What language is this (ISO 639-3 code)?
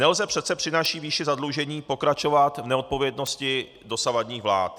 ces